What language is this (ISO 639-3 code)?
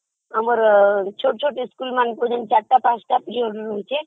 ori